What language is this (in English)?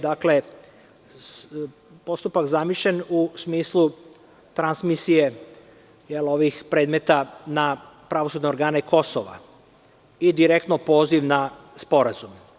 Serbian